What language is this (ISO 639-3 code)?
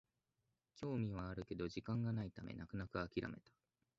jpn